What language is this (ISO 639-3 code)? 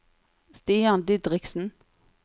nor